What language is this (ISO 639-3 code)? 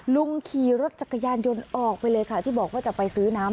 tha